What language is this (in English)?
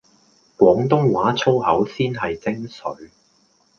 Cantonese